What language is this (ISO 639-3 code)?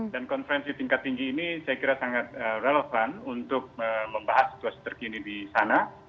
ind